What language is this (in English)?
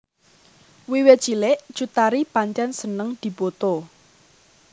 Javanese